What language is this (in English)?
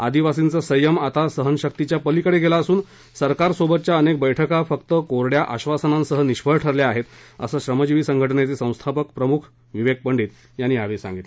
Marathi